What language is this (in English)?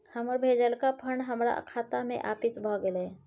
Maithili